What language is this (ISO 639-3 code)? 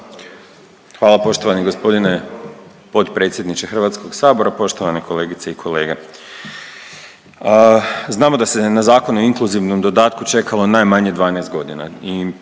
hrv